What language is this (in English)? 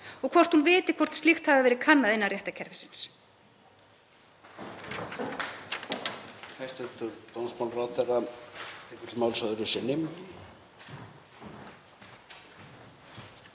Icelandic